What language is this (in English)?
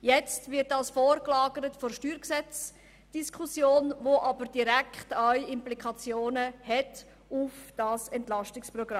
Swiss German